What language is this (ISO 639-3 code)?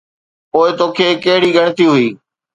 snd